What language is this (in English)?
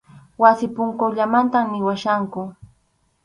Arequipa-La Unión Quechua